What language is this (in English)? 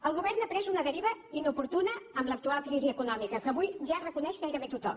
Catalan